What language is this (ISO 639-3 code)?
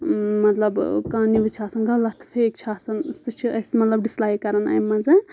kas